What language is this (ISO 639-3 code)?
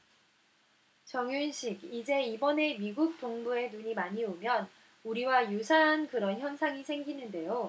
kor